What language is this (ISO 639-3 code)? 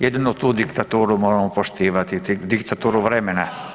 hrv